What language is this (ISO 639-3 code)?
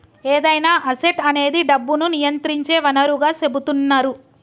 tel